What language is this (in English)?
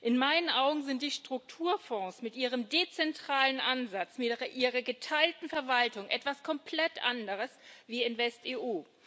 German